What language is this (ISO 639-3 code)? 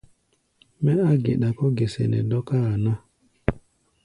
gba